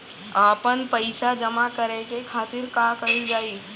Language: Bhojpuri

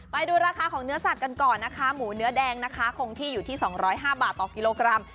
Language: Thai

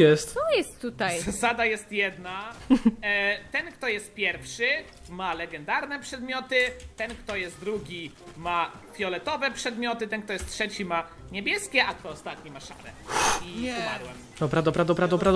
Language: Polish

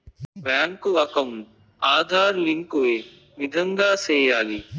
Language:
Telugu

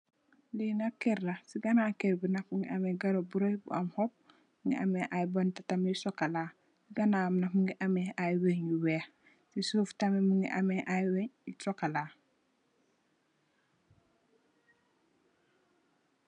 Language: Wolof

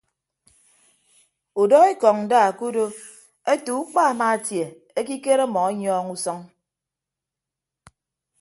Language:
Ibibio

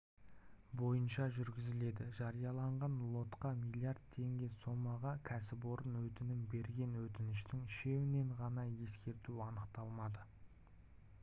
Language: Kazakh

